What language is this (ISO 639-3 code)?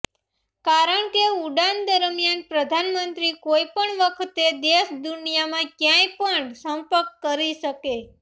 guj